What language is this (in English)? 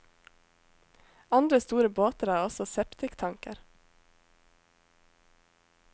Norwegian